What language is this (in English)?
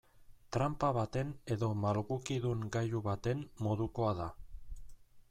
Basque